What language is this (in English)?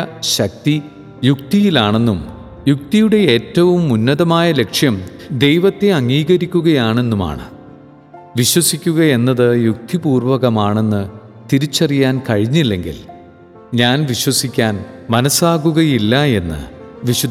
Malayalam